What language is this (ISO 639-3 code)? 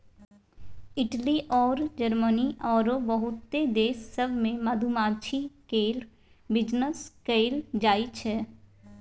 mai